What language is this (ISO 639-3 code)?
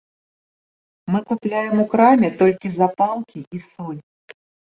bel